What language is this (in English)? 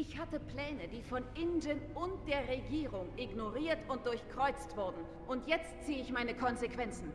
German